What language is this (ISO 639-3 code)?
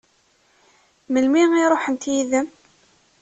kab